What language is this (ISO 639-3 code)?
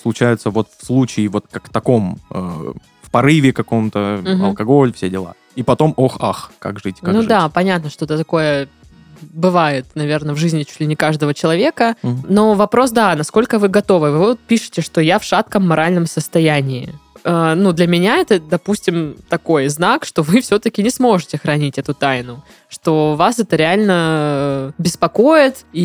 rus